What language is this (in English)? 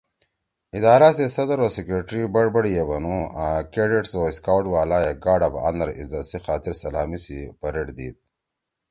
Torwali